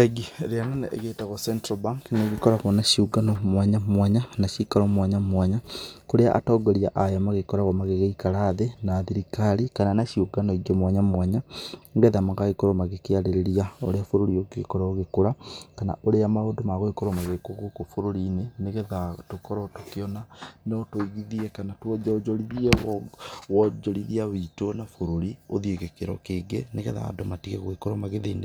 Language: Kikuyu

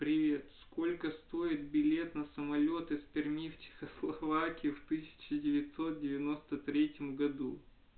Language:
Russian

